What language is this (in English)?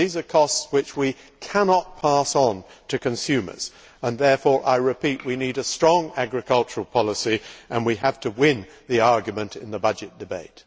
English